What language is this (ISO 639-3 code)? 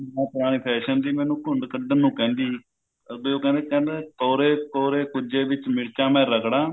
pan